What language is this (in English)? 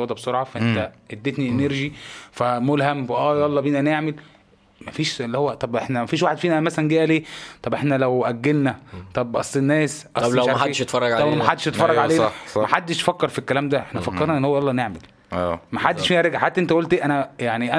Arabic